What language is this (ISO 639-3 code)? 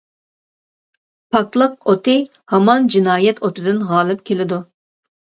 uig